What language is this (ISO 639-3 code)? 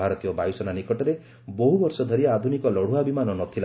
ori